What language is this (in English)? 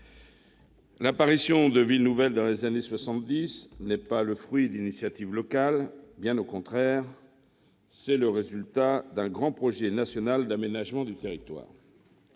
French